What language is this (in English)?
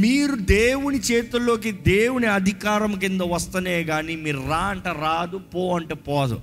Telugu